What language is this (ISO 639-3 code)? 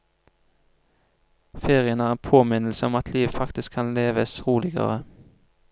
nor